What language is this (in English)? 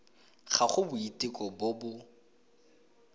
Tswana